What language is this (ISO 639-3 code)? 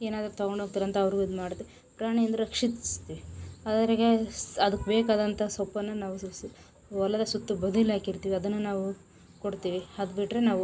kan